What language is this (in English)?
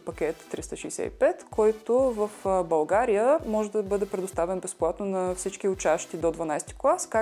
Bulgarian